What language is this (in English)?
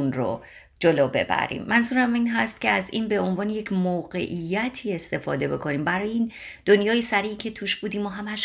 Persian